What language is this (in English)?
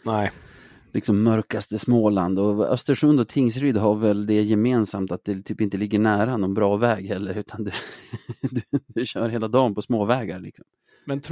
Swedish